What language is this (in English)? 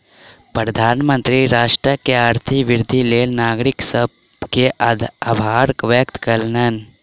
Maithili